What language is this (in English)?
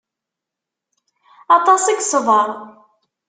Kabyle